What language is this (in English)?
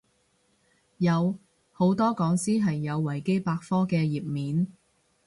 Cantonese